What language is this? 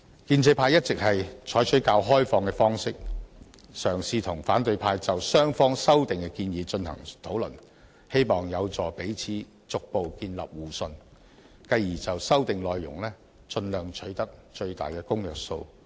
Cantonese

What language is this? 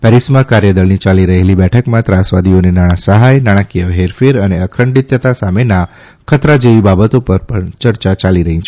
Gujarati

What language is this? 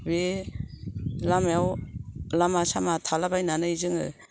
Bodo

